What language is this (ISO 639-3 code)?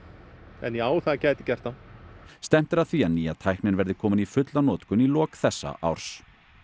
isl